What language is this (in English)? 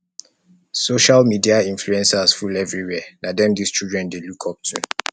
Nigerian Pidgin